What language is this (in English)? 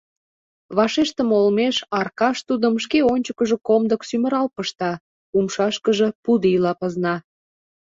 Mari